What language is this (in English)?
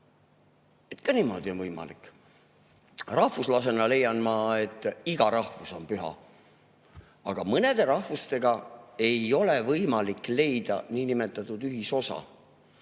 Estonian